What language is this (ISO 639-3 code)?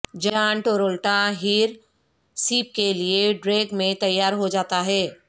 urd